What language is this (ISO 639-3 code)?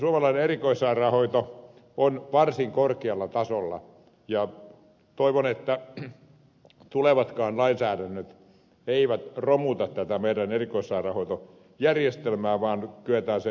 fin